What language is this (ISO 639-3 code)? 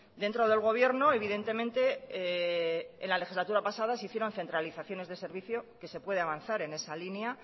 spa